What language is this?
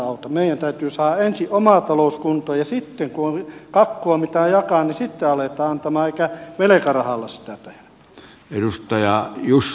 Finnish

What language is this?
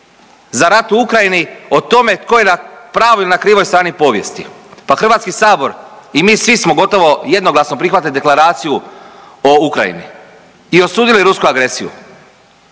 Croatian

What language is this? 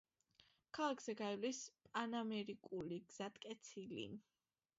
Georgian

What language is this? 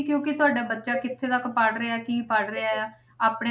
Punjabi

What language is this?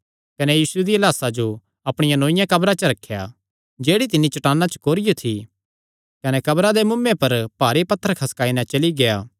Kangri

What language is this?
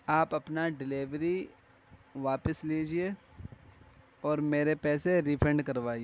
Urdu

